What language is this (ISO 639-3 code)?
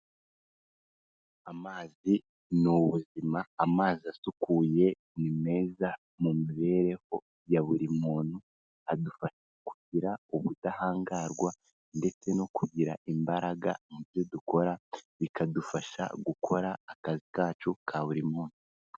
kin